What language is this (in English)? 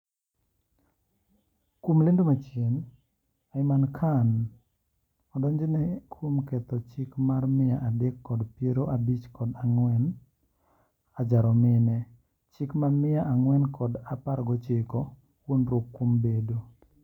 Luo (Kenya and Tanzania)